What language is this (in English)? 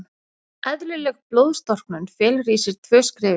Icelandic